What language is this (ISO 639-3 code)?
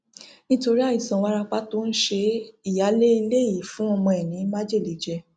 yor